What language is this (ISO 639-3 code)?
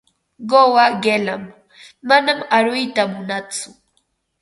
qva